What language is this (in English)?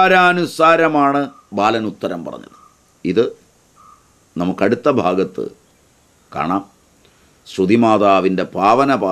Hindi